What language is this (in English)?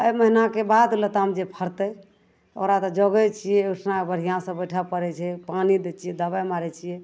Maithili